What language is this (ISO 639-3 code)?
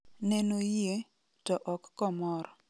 luo